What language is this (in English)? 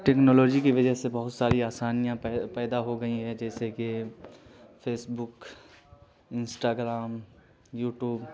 Urdu